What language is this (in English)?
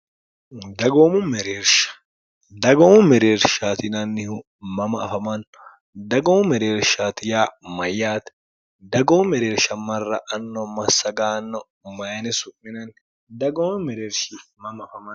Sidamo